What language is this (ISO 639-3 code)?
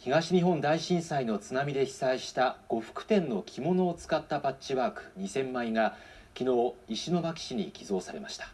jpn